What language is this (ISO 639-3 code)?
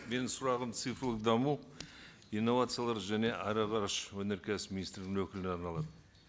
kaz